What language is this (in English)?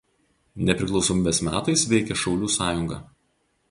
Lithuanian